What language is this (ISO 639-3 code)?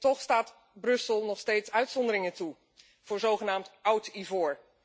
nld